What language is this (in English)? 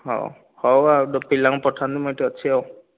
Odia